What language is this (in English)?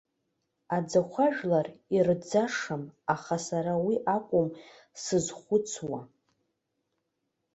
Abkhazian